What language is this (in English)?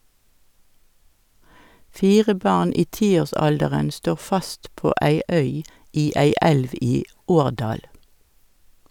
Norwegian